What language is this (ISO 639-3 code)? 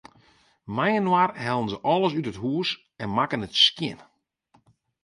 fry